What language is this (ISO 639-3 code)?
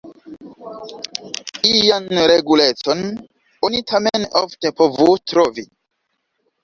epo